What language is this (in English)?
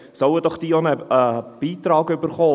Swiss German